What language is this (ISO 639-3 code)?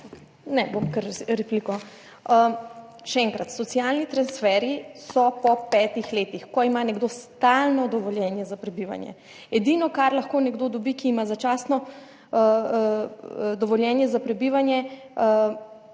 slv